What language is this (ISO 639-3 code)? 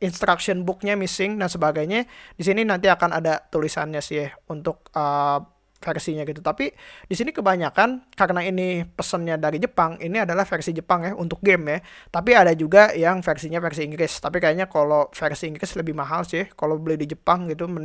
ind